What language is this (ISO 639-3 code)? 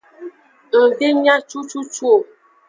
ajg